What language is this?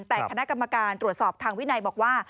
Thai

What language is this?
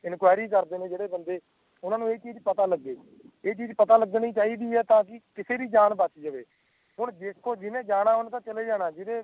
Punjabi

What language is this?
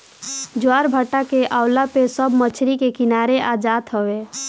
Bhojpuri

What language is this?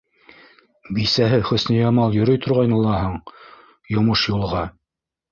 Bashkir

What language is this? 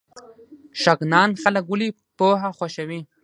Pashto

